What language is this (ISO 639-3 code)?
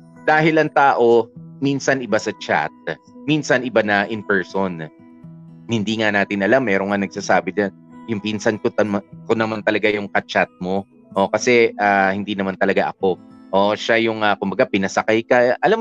fil